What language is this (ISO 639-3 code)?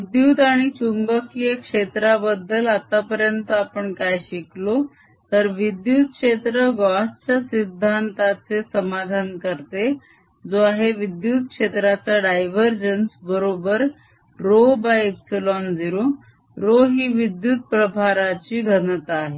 mar